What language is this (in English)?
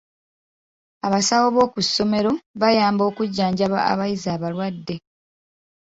Ganda